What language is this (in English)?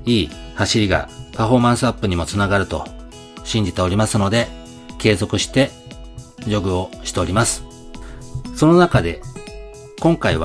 Japanese